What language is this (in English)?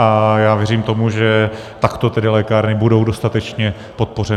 Czech